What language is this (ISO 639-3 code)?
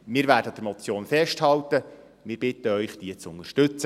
gsw